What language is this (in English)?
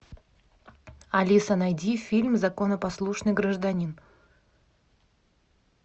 Russian